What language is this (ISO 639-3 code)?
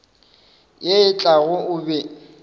nso